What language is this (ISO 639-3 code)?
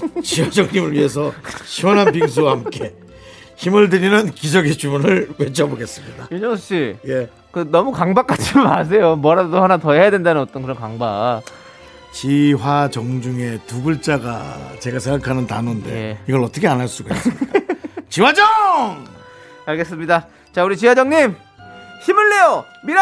kor